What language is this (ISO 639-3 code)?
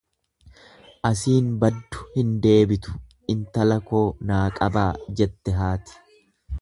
orm